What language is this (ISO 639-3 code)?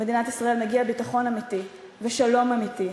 heb